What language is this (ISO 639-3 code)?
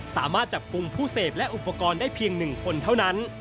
tha